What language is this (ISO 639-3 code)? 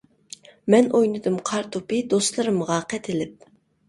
uig